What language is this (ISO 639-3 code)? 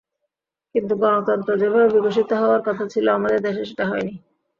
ben